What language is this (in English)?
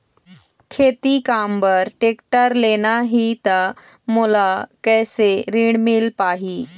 Chhattisgarhi